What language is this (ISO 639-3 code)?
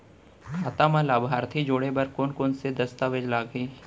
hne